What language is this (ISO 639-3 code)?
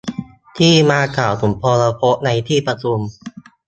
tha